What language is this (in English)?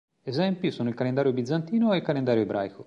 Italian